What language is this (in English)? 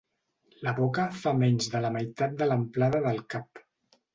Catalan